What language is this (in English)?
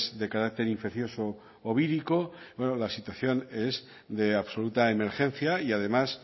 Spanish